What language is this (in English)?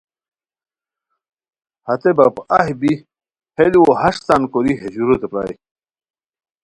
Khowar